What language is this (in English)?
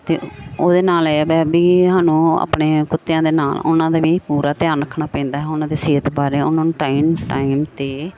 Punjabi